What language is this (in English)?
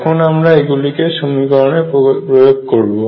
Bangla